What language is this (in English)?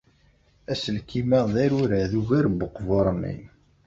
Kabyle